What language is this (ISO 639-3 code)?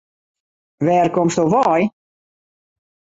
fry